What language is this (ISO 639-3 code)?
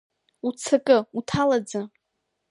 abk